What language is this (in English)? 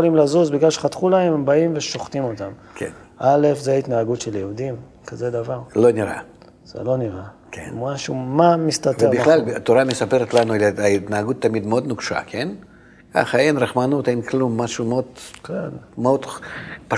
Hebrew